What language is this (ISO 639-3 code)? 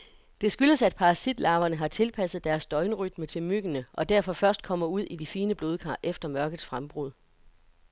dan